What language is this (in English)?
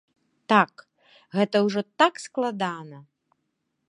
Belarusian